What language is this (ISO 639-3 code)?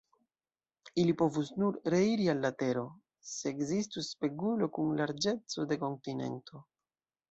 epo